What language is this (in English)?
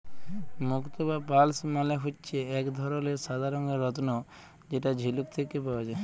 Bangla